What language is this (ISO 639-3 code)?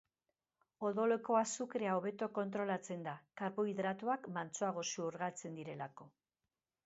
eus